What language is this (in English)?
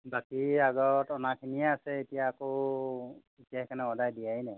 Assamese